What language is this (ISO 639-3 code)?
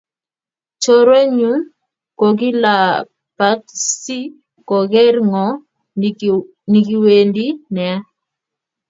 kln